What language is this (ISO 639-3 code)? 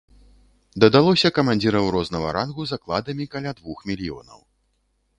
bel